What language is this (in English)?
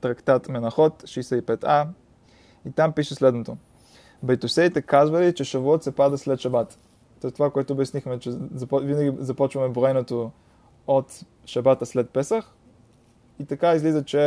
Bulgarian